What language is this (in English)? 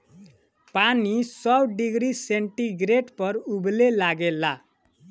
Bhojpuri